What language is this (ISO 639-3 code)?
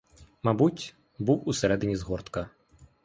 ukr